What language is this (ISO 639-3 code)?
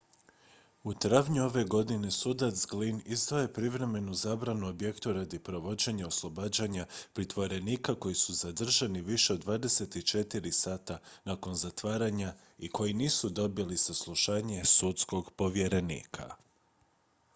hrv